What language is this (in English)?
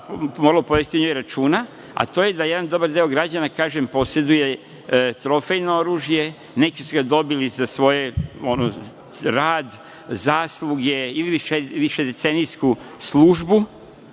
Serbian